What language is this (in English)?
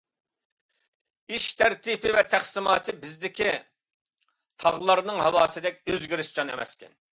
Uyghur